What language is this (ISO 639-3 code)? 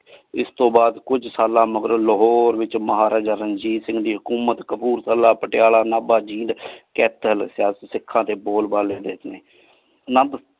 pan